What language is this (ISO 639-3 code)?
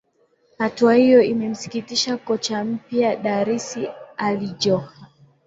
swa